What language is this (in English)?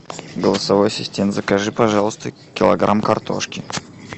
Russian